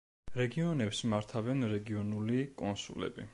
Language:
Georgian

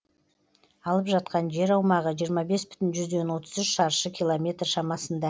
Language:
Kazakh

